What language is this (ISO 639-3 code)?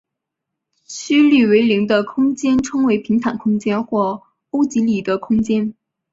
zho